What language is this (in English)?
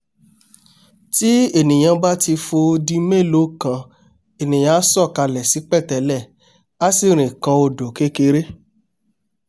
Yoruba